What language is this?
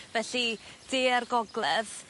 Welsh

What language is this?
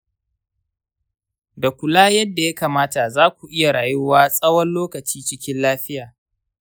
Hausa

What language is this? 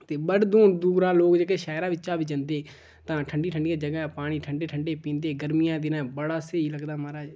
Dogri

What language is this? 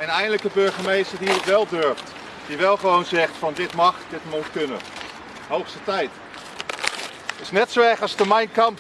Dutch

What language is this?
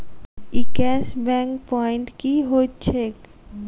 Maithili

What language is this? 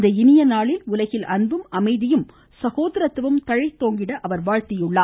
Tamil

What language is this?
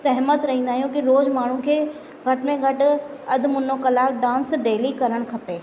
Sindhi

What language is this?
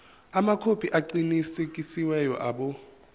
Zulu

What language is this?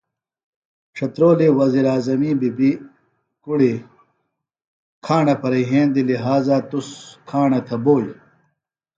Phalura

